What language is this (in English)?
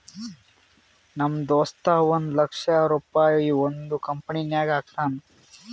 Kannada